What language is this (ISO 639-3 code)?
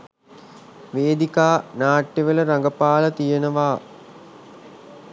sin